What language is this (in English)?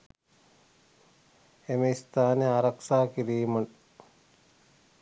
Sinhala